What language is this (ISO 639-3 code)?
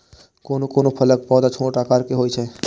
mai